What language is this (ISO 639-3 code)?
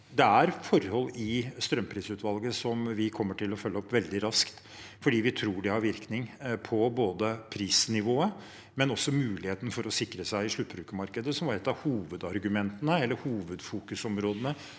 nor